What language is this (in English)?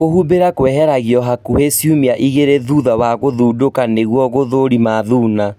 Kikuyu